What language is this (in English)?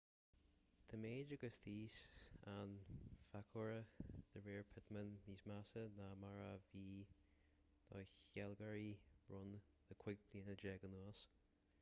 Irish